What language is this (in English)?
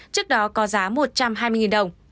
Vietnamese